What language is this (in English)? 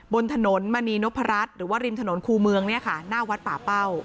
Thai